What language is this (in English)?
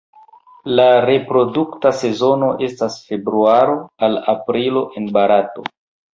Esperanto